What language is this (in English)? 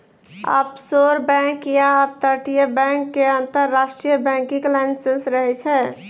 Maithili